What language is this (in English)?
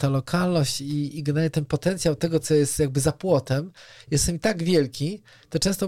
Polish